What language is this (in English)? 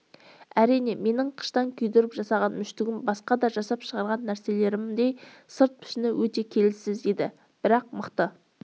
Kazakh